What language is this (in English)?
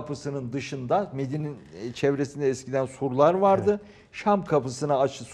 Turkish